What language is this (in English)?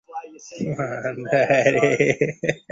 Bangla